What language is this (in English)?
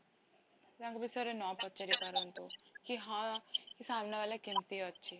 Odia